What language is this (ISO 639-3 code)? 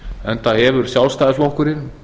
isl